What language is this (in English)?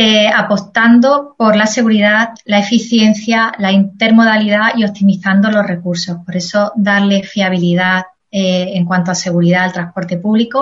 Spanish